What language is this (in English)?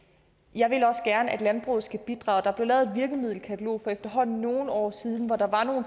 Danish